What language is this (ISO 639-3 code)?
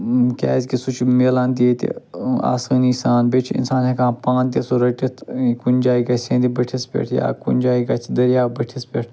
kas